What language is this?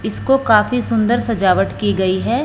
Hindi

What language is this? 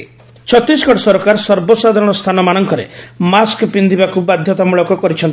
Odia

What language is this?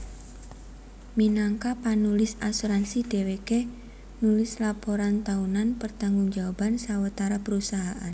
Javanese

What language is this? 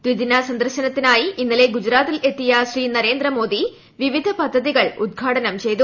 Malayalam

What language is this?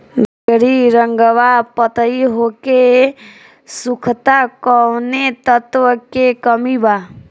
Bhojpuri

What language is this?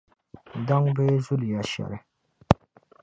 Dagbani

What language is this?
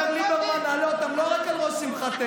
Hebrew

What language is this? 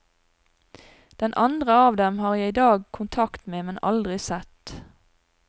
Norwegian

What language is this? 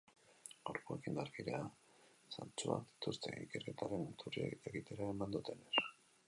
Basque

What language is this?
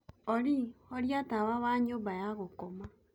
Kikuyu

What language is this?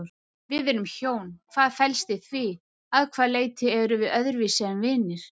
Icelandic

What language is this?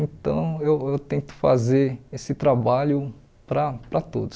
Portuguese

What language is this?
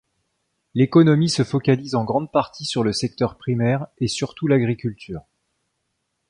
French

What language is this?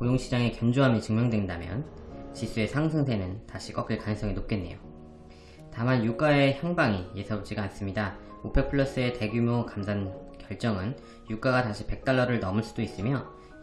Korean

